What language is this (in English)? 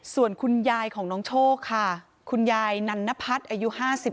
Thai